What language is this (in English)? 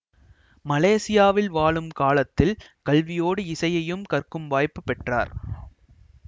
Tamil